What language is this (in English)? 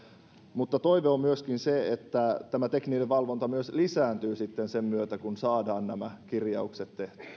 Finnish